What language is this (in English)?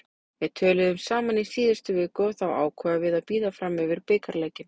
Icelandic